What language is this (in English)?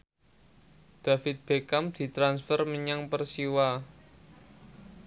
Javanese